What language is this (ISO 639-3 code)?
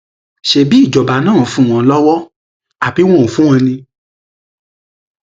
yor